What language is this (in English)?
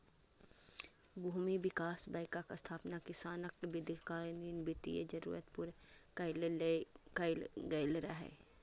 Maithili